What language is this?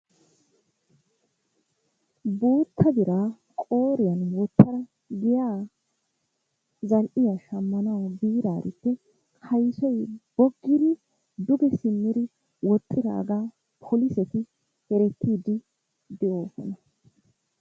Wolaytta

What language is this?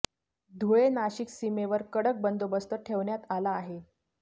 Marathi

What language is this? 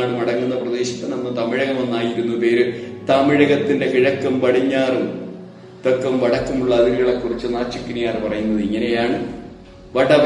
Malayalam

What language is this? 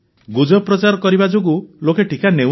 Odia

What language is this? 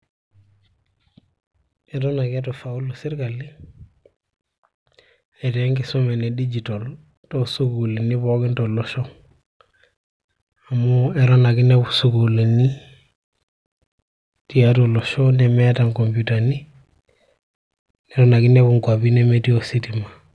Masai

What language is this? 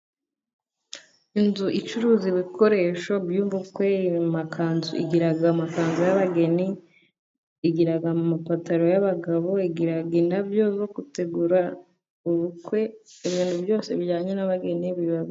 Kinyarwanda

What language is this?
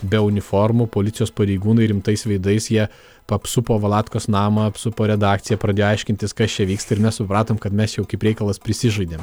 Lithuanian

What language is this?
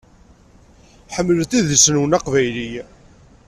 Kabyle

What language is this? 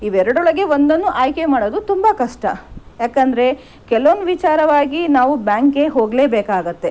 Kannada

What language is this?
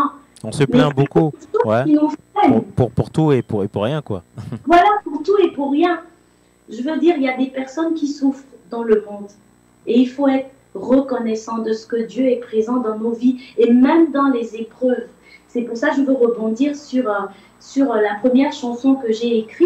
French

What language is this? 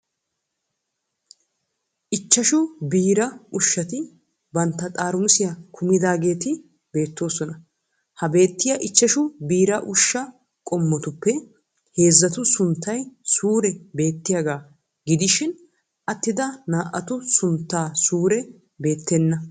Wolaytta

